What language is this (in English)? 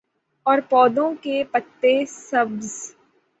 Urdu